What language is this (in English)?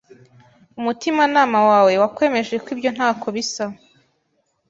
Kinyarwanda